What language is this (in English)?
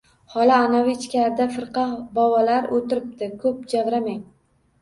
Uzbek